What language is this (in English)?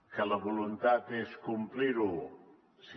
Catalan